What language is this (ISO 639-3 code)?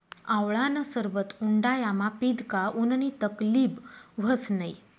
mar